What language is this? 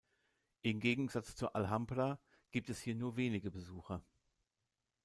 German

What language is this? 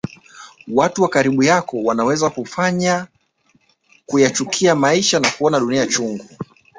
Swahili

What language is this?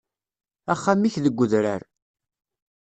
Kabyle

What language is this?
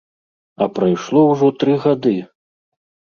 Belarusian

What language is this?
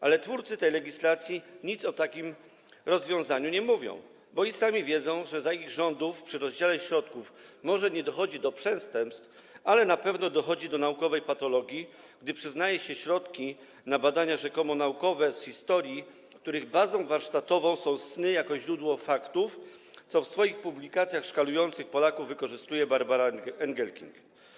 Polish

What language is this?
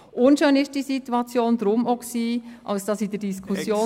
Swiss German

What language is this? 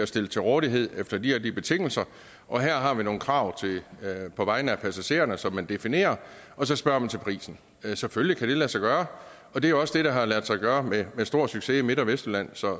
Danish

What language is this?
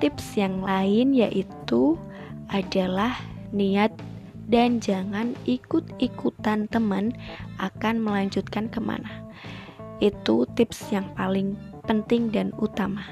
Indonesian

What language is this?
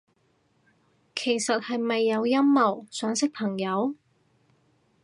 Cantonese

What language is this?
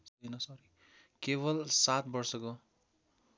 Nepali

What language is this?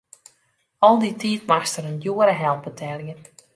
Western Frisian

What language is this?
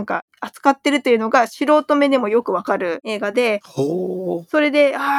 Japanese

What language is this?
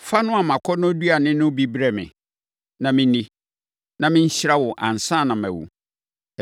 Akan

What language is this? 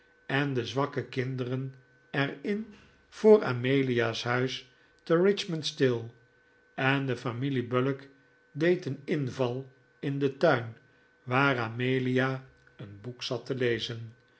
Dutch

